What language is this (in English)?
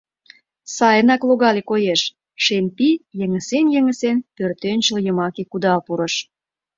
Mari